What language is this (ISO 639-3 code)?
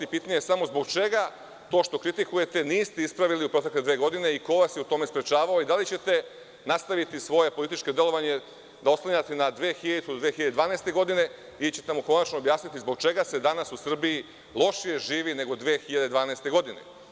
srp